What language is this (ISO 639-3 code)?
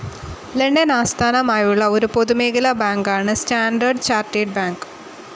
mal